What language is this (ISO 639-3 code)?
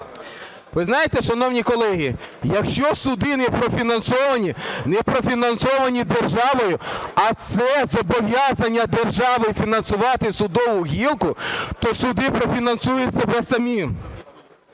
ukr